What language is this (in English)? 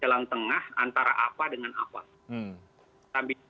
Indonesian